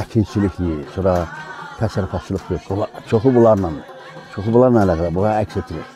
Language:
Turkish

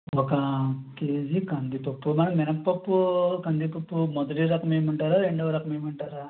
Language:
Telugu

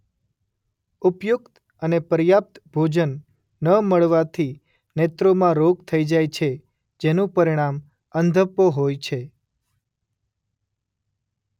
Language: Gujarati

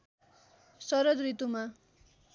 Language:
Nepali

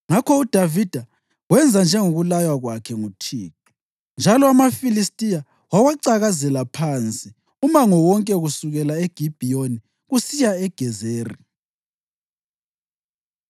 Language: North Ndebele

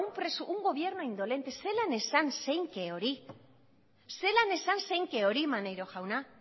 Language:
Basque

